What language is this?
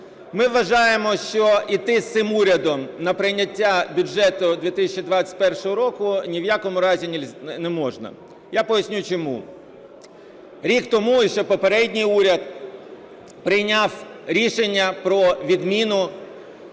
Ukrainian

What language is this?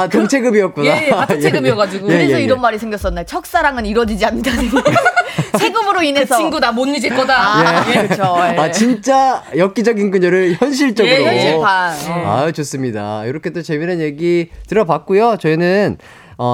Korean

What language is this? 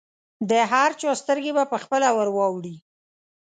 Pashto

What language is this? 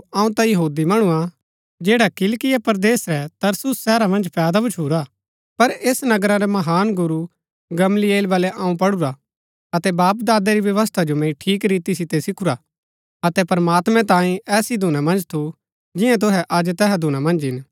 Gaddi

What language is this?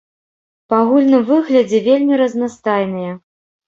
Belarusian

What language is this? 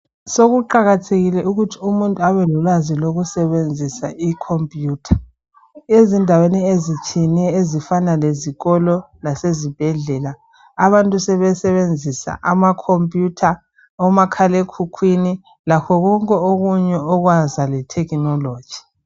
North Ndebele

